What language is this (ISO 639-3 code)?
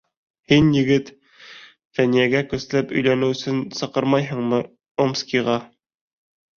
bak